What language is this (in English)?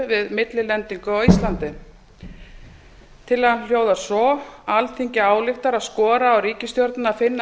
Icelandic